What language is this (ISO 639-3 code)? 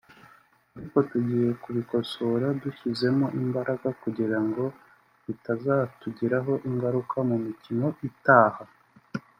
kin